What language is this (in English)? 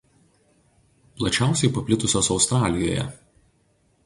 Lithuanian